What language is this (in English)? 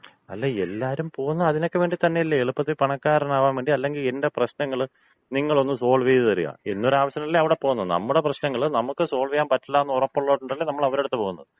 Malayalam